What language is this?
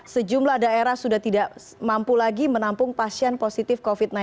Indonesian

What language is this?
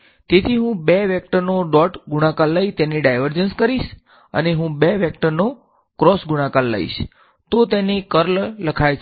Gujarati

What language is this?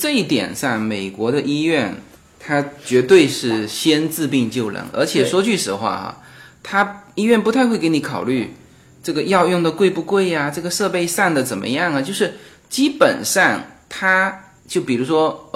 Chinese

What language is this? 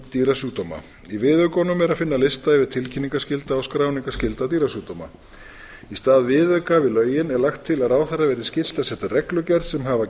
Icelandic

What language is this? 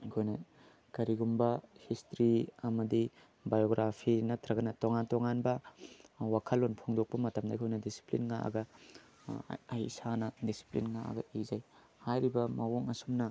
Manipuri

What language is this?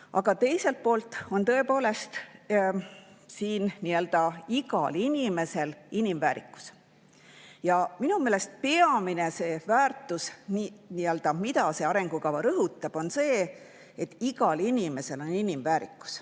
Estonian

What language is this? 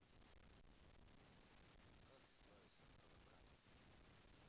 Russian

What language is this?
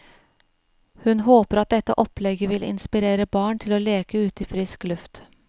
Norwegian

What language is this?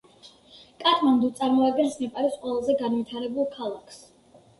Georgian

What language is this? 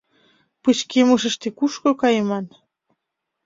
Mari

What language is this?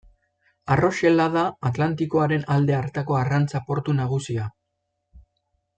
Basque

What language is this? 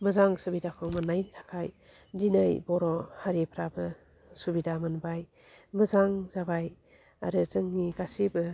Bodo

